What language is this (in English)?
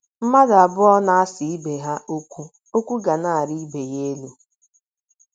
Igbo